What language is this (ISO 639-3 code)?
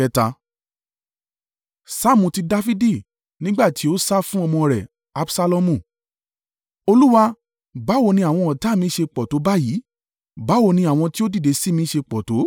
yor